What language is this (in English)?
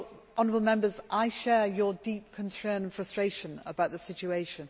English